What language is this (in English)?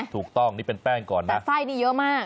Thai